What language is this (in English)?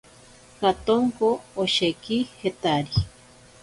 Ashéninka Perené